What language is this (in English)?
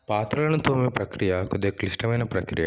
Telugu